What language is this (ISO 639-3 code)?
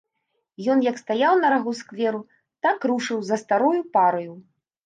bel